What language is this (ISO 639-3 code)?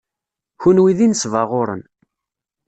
kab